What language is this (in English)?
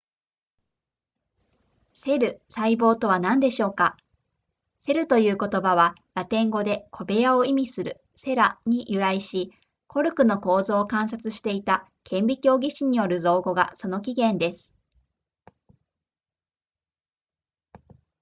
Japanese